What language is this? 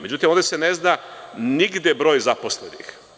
Serbian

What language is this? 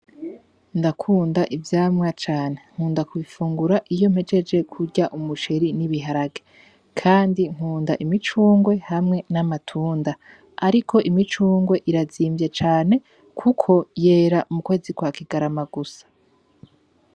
Rundi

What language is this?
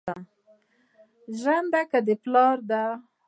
Pashto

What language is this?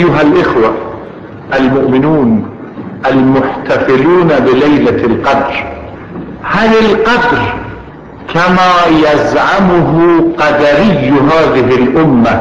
Arabic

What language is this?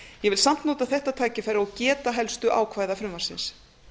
Icelandic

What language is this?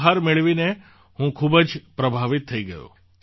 Gujarati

